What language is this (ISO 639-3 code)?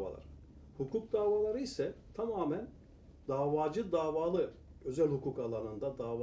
tur